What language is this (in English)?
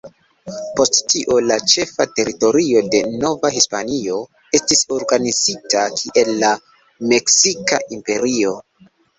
Esperanto